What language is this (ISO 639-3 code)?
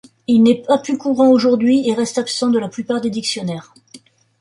fra